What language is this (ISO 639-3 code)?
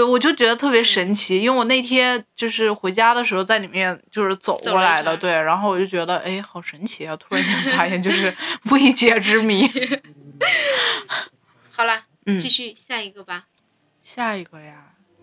zho